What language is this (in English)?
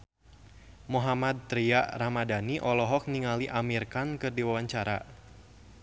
Sundanese